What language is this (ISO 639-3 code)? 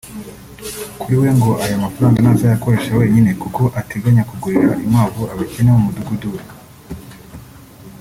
kin